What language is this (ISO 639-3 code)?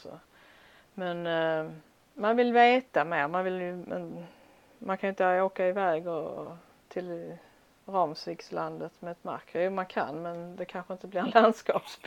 swe